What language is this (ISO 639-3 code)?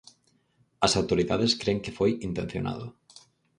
glg